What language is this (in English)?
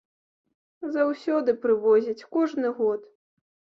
Belarusian